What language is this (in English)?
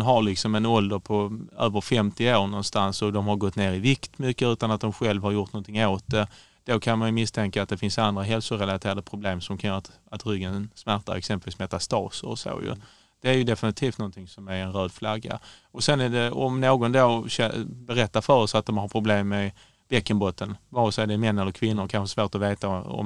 Swedish